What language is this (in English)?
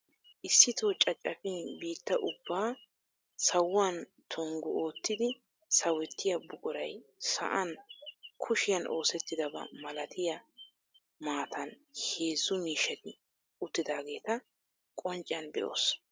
Wolaytta